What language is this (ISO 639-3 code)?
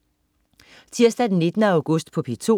dan